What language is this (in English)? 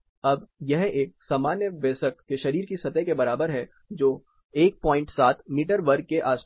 Hindi